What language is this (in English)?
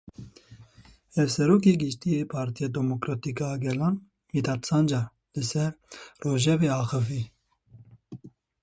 Kurdish